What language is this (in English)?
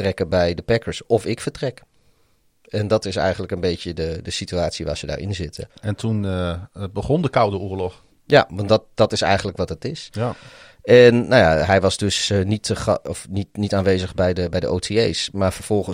Dutch